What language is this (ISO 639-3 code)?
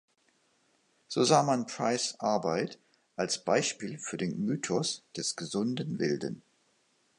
deu